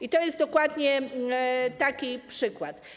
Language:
Polish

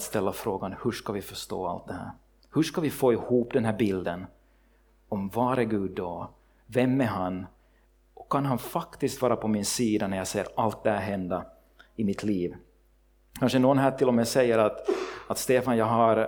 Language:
Swedish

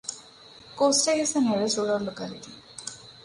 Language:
English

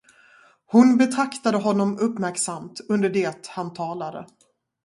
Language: Swedish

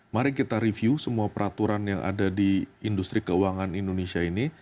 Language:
Indonesian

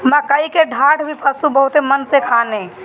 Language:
Bhojpuri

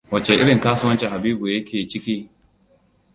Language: Hausa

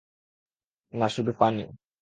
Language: Bangla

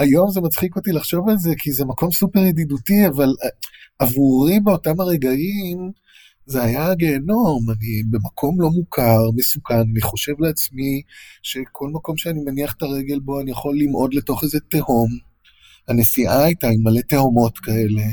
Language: Hebrew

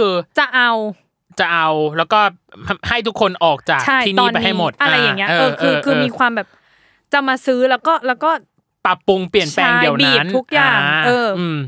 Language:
Thai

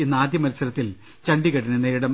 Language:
Malayalam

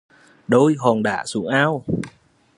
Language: Vietnamese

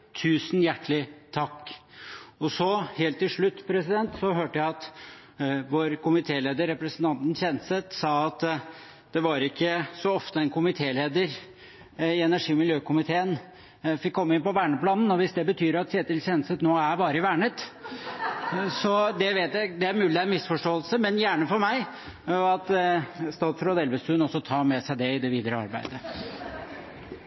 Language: Norwegian Bokmål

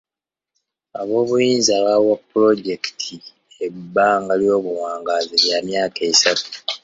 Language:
Ganda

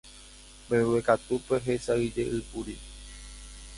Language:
Guarani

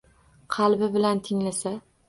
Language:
Uzbek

